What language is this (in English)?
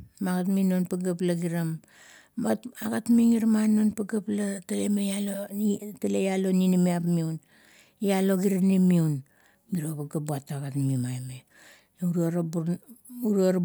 Kuot